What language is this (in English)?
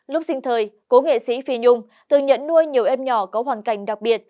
Vietnamese